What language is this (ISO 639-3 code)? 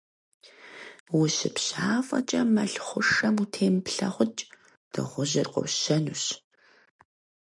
kbd